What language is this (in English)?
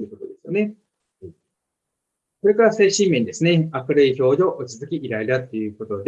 Japanese